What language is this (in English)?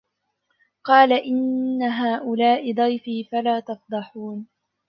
Arabic